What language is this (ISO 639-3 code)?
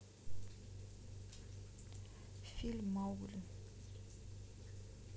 rus